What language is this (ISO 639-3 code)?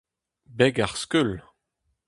bre